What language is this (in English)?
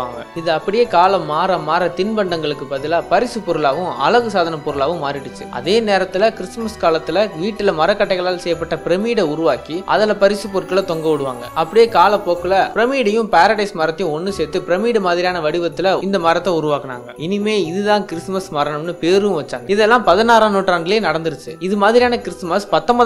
Romanian